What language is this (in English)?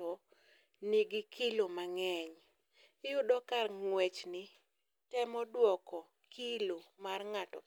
Luo (Kenya and Tanzania)